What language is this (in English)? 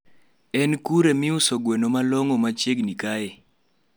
Luo (Kenya and Tanzania)